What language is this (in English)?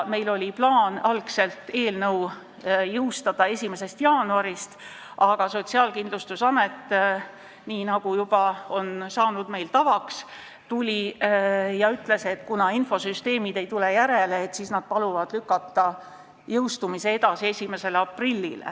Estonian